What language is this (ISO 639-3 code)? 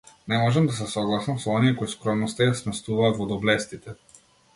mkd